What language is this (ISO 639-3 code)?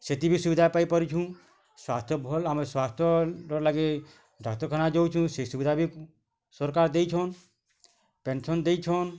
ori